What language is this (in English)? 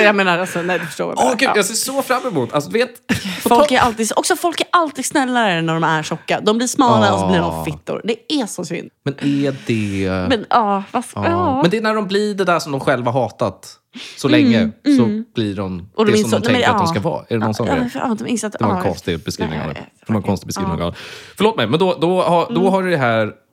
Swedish